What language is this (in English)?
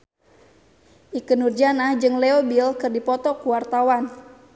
Sundanese